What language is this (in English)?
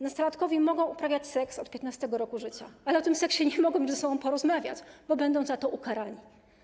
Polish